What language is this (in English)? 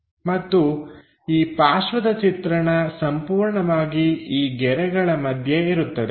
Kannada